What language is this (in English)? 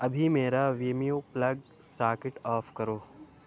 Urdu